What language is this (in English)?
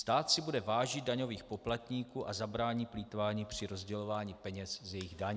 Czech